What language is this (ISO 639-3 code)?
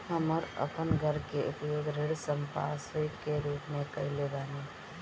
bho